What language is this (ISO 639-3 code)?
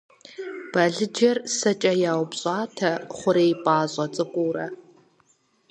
kbd